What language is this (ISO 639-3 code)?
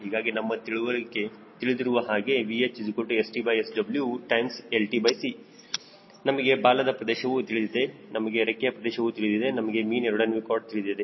kan